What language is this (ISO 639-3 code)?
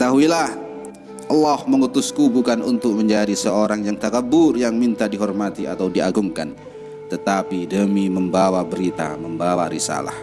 ind